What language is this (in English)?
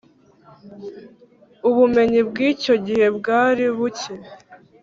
Kinyarwanda